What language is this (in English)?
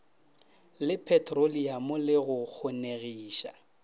Northern Sotho